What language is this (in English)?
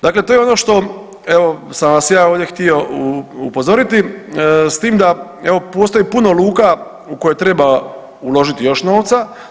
Croatian